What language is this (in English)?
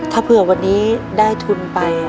Thai